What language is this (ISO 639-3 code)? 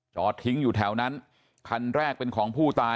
tha